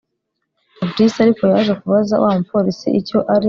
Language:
Kinyarwanda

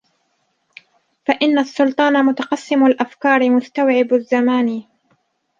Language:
Arabic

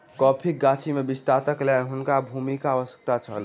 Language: Maithili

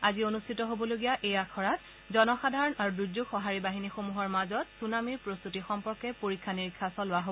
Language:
Assamese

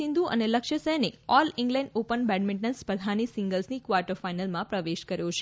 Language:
Gujarati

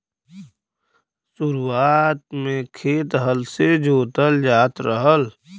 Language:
Bhojpuri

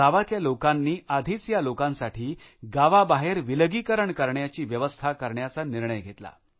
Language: Marathi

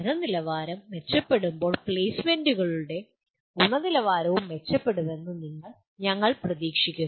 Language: Malayalam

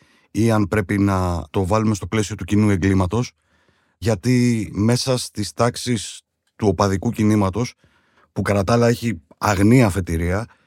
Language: Greek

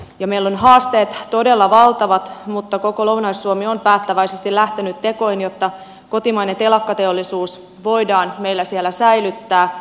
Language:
Finnish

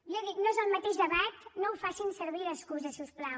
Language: Catalan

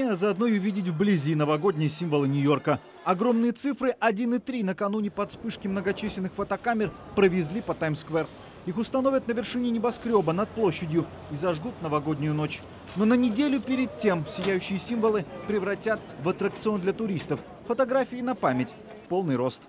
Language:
Russian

